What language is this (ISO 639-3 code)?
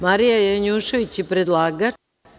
srp